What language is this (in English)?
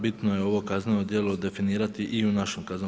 Croatian